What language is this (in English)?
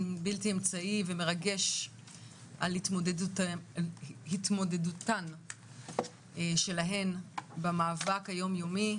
Hebrew